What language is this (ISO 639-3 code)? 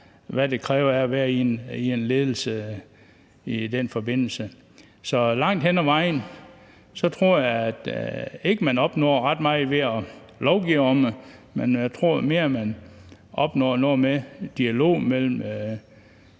dan